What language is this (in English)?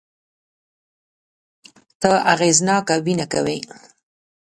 Pashto